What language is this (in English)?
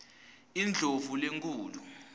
Swati